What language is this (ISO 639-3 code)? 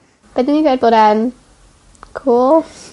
cym